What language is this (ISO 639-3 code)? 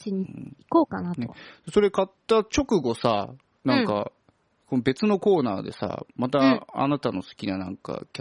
jpn